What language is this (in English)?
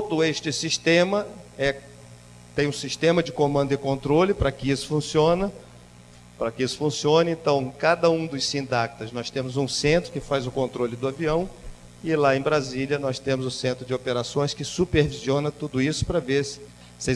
Portuguese